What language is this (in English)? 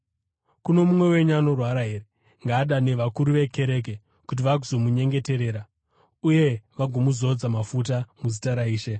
Shona